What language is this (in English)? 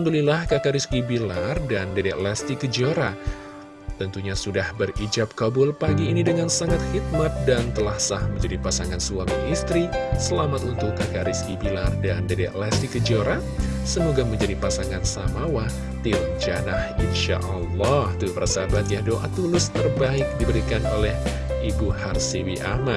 Indonesian